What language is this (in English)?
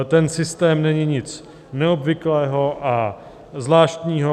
Czech